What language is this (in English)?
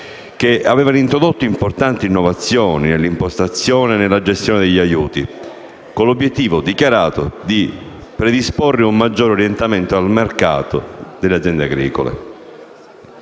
Italian